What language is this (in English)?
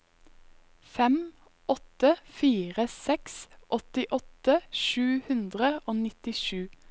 Norwegian